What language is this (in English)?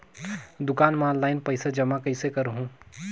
Chhattisgarhi